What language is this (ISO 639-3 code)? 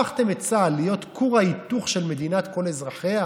heb